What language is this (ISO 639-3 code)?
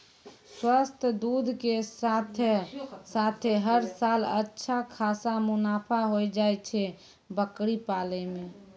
mai